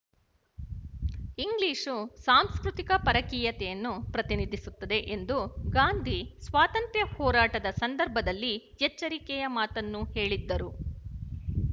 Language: Kannada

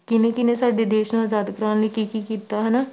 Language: Punjabi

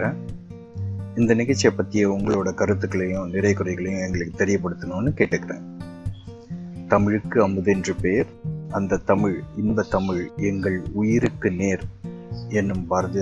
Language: Tamil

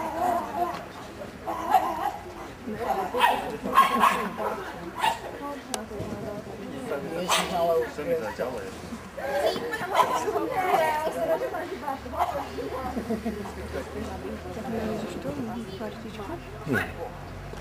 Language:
Czech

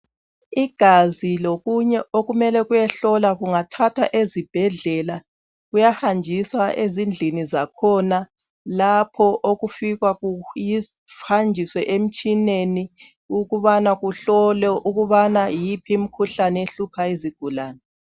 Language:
North Ndebele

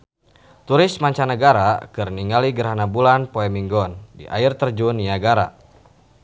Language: Sundanese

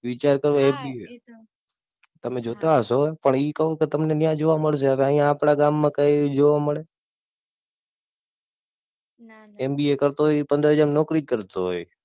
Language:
Gujarati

